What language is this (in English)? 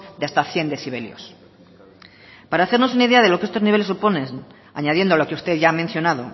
Spanish